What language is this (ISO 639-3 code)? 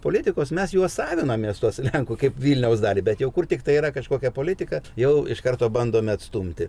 lit